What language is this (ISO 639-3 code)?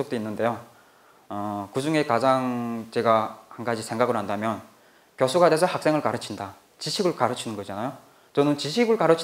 kor